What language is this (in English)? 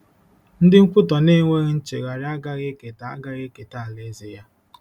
Igbo